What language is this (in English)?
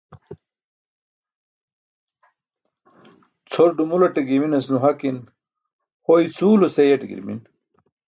Burushaski